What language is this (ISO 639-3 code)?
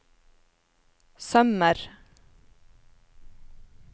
nor